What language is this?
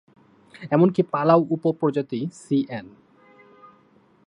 Bangla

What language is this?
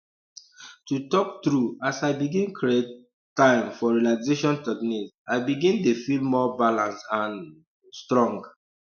Nigerian Pidgin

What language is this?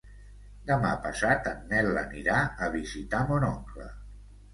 Catalan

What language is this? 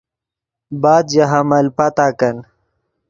Yidgha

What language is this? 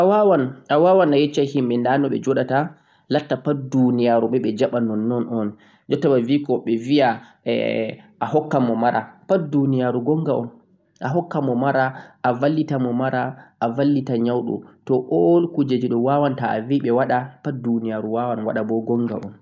Central-Eastern Niger Fulfulde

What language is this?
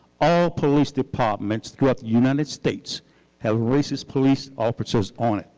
English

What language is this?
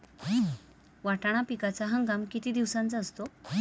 Marathi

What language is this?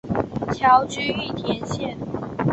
Chinese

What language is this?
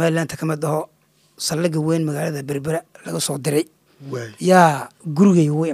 Arabic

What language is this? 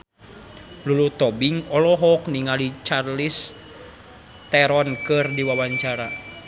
Sundanese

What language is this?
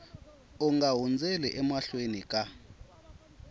Tsonga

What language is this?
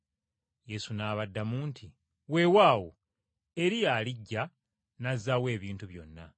Ganda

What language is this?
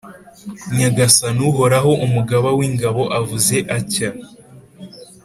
Kinyarwanda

